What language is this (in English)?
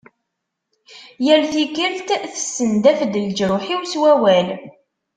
Kabyle